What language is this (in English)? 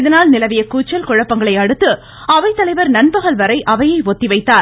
Tamil